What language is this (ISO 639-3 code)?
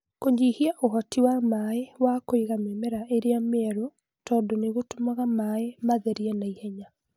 kik